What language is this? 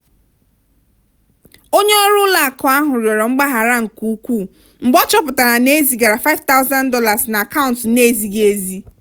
Igbo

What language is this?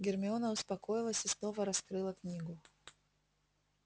Russian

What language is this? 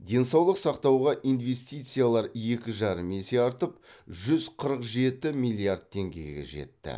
Kazakh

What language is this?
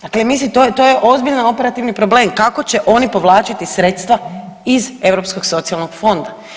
Croatian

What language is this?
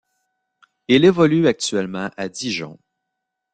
French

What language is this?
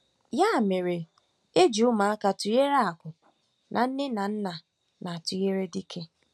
Igbo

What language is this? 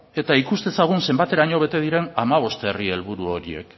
Basque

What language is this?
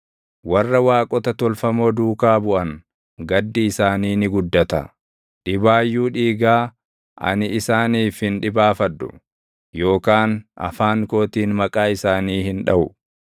Oromo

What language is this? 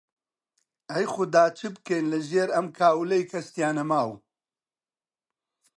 Central Kurdish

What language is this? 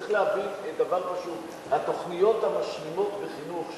Hebrew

